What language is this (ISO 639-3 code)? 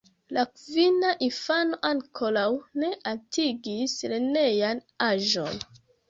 epo